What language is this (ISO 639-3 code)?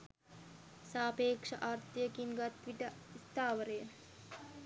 sin